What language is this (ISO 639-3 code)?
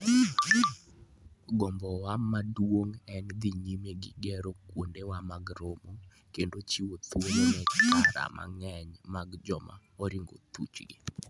luo